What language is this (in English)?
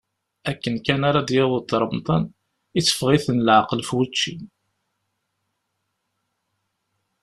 Kabyle